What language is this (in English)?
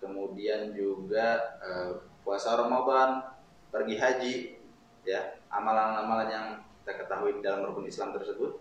Indonesian